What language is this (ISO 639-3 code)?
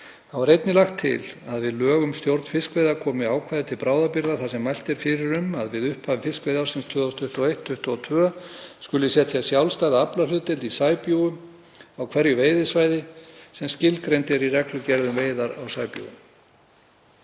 isl